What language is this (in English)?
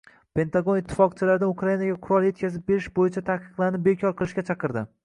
Uzbek